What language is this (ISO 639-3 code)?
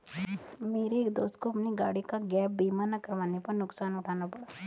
hin